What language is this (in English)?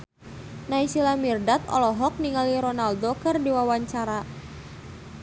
Sundanese